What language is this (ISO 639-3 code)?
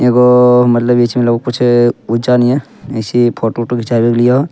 anp